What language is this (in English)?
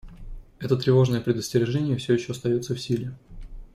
Russian